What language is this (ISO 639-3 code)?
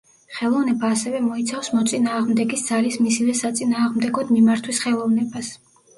kat